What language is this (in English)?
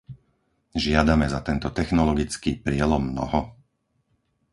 Slovak